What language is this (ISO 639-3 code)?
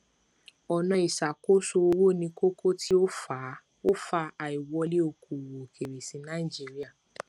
yor